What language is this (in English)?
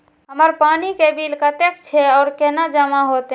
Maithili